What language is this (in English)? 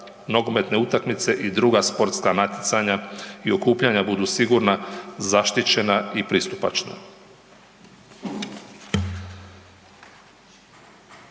Croatian